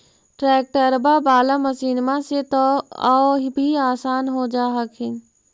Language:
Magahi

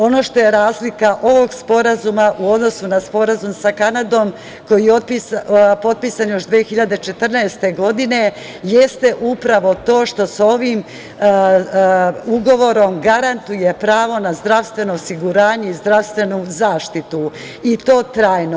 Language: Serbian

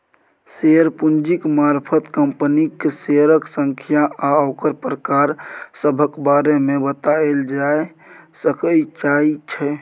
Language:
Maithili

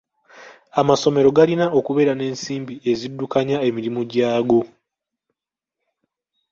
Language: Ganda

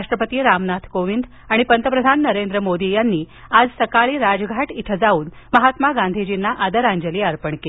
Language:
Marathi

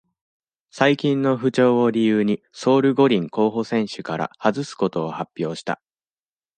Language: Japanese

